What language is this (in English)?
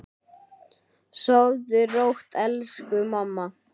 Icelandic